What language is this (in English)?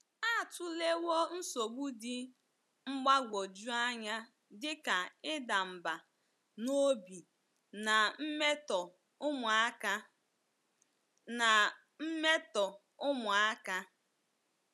Igbo